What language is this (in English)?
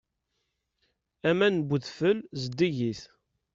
Kabyle